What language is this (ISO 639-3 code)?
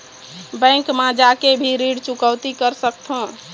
hne